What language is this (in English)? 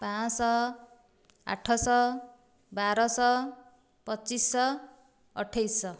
Odia